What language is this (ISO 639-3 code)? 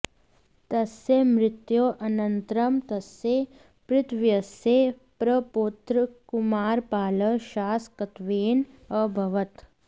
san